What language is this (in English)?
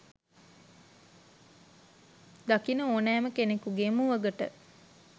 Sinhala